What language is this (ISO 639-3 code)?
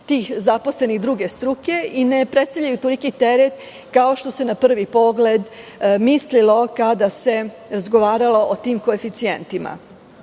srp